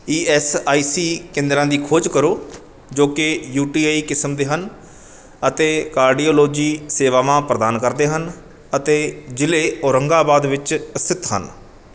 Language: Punjabi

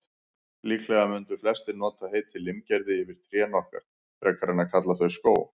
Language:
Icelandic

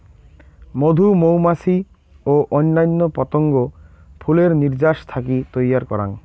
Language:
Bangla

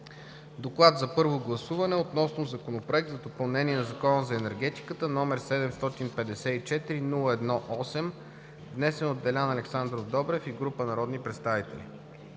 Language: Bulgarian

